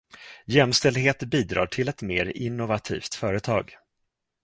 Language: Swedish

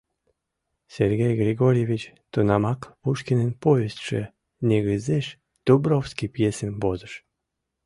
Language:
Mari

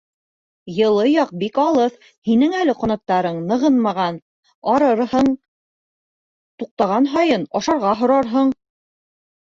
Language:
Bashkir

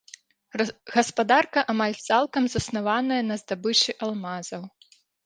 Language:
Belarusian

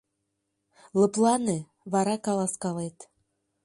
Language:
Mari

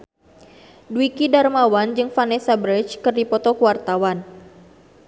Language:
Sundanese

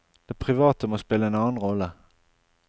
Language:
Norwegian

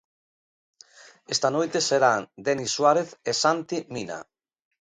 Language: Galician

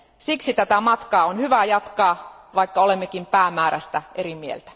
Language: Finnish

